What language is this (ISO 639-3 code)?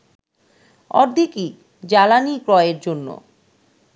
ben